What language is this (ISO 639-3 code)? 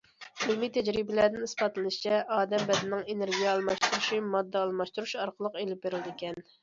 uig